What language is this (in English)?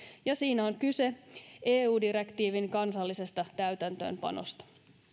Finnish